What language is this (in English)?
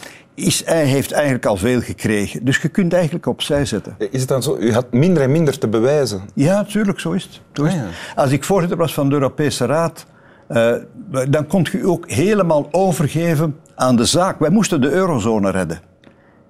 Dutch